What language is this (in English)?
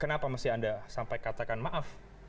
Indonesian